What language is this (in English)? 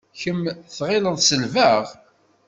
Kabyle